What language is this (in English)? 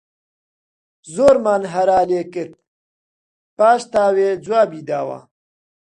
Central Kurdish